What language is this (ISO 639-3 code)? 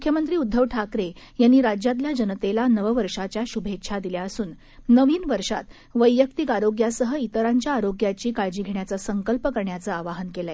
mar